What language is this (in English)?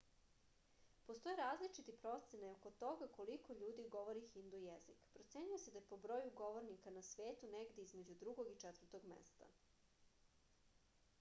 Serbian